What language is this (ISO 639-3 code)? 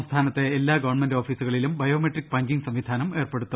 mal